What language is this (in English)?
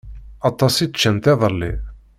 Kabyle